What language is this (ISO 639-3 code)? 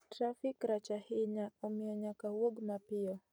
luo